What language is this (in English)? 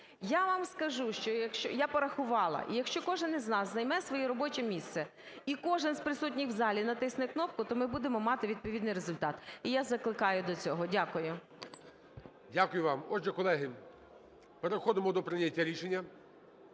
Ukrainian